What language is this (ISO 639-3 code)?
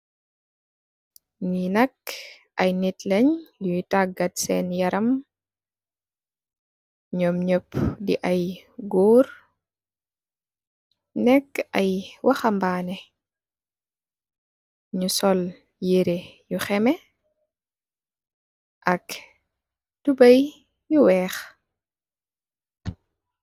wol